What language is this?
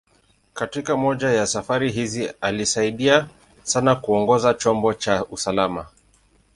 Swahili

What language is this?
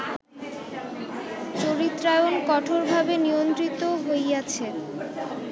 Bangla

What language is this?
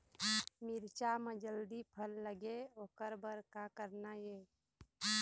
Chhattisgarhi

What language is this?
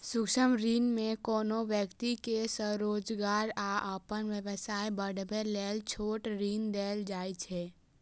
Maithili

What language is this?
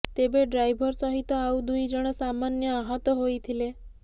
Odia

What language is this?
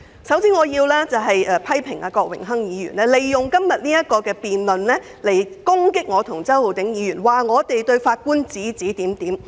Cantonese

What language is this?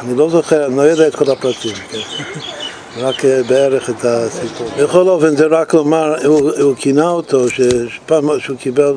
Hebrew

